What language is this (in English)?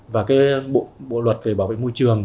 Vietnamese